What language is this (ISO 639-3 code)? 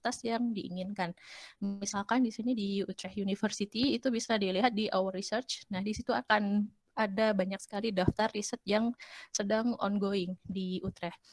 ind